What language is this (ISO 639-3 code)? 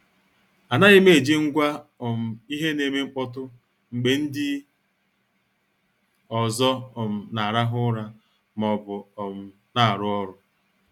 ibo